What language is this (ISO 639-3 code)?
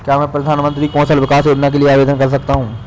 hin